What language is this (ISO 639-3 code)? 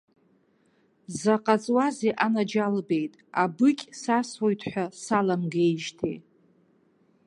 abk